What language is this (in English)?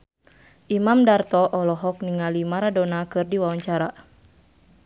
Sundanese